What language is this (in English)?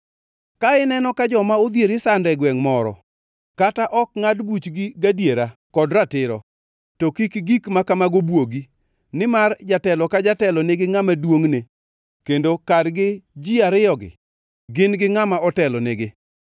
Luo (Kenya and Tanzania)